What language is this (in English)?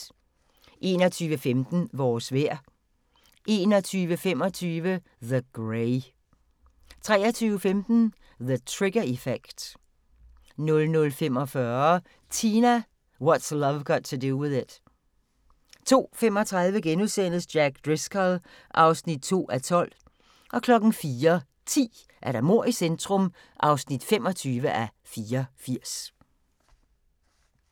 Danish